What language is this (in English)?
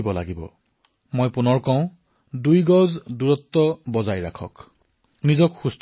Assamese